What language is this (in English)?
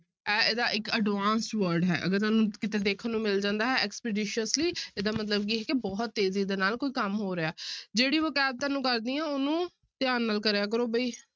Punjabi